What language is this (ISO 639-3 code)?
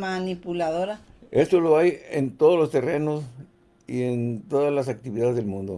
spa